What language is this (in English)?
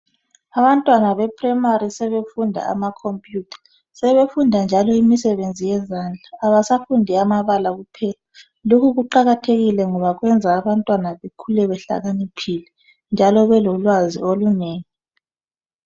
North Ndebele